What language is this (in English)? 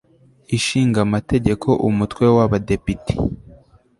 Kinyarwanda